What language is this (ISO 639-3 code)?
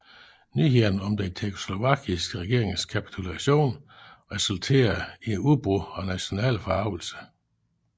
dan